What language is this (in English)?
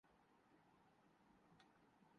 Urdu